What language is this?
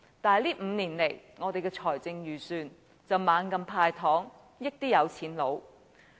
Cantonese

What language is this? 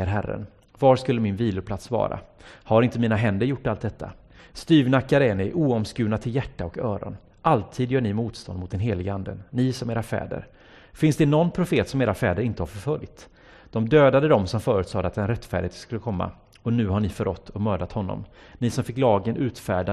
Swedish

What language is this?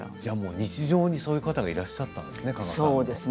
Japanese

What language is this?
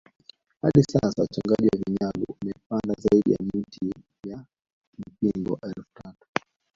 Swahili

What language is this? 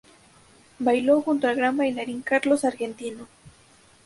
Spanish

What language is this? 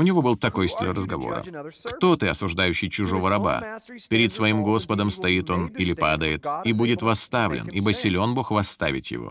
Russian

